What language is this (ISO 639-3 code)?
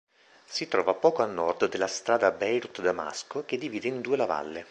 ita